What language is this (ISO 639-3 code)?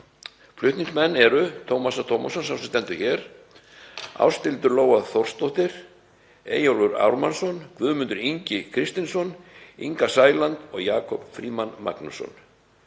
isl